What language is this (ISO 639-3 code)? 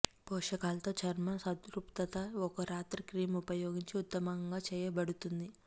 tel